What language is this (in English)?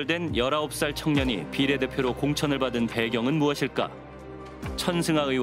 Korean